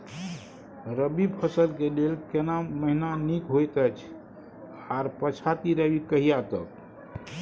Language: Maithili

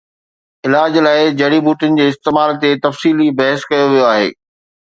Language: Sindhi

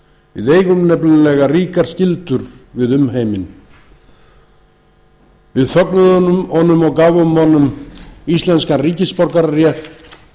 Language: Icelandic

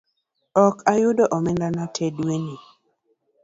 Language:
Luo (Kenya and Tanzania)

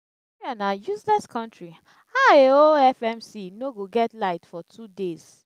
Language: Nigerian Pidgin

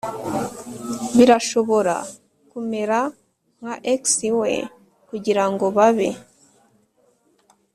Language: Kinyarwanda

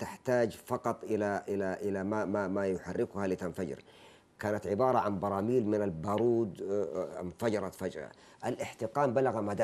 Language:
Arabic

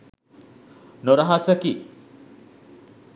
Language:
Sinhala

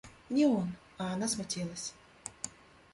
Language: Russian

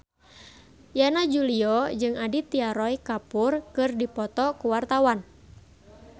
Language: Sundanese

